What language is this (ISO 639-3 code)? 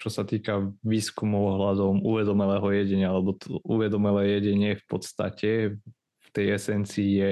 slk